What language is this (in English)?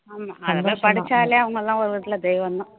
Tamil